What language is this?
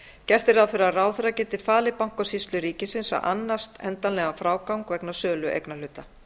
Icelandic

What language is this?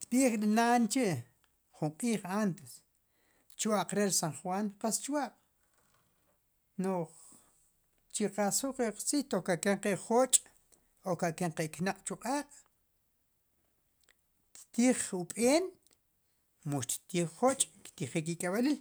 Sipacapense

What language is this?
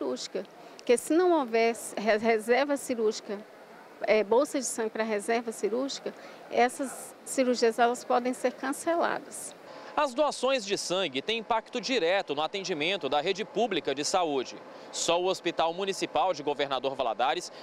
Portuguese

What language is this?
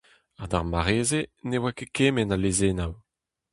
Breton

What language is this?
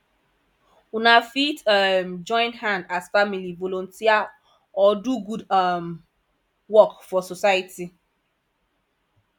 Nigerian Pidgin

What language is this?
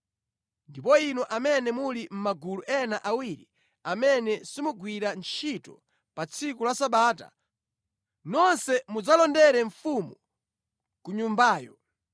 Nyanja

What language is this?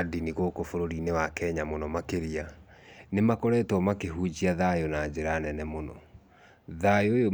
Kikuyu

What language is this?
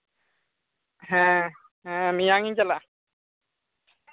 Santali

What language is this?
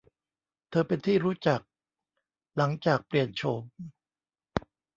Thai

